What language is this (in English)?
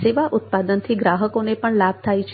Gujarati